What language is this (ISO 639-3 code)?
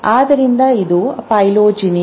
kan